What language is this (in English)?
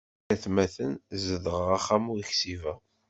Kabyle